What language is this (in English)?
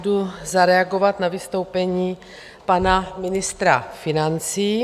Czech